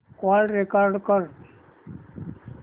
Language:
Marathi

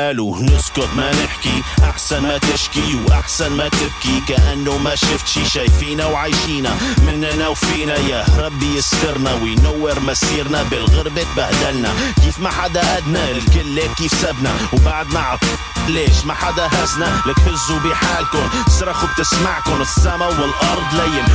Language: Arabic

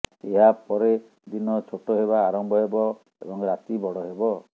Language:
Odia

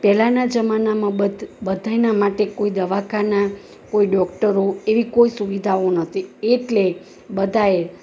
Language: Gujarati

